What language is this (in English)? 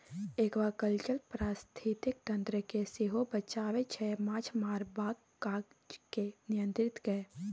Maithili